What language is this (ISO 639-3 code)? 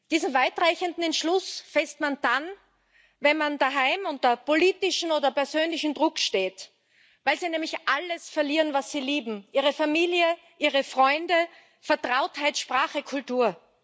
deu